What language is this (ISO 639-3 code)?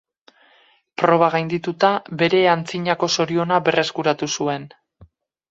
eus